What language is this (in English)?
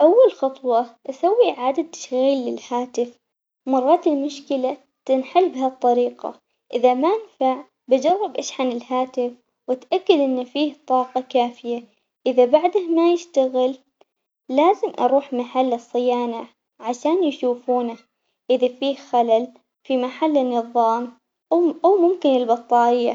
Omani Arabic